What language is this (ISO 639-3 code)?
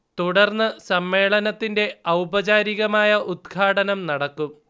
mal